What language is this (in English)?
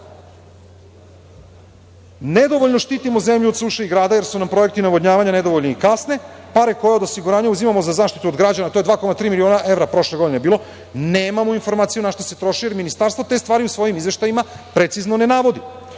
Serbian